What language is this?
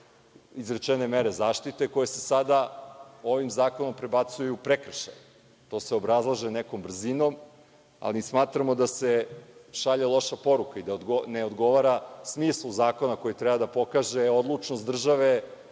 Serbian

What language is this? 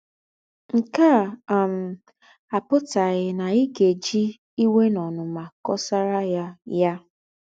Igbo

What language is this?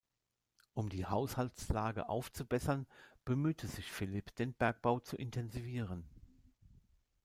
German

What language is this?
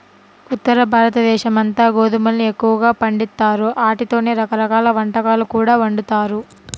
Telugu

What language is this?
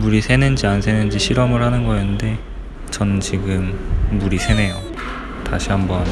Korean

